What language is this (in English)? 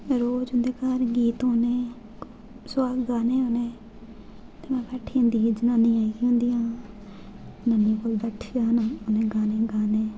Dogri